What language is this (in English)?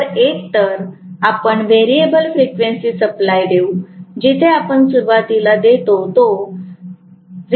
Marathi